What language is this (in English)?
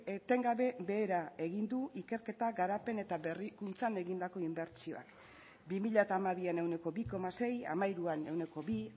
Basque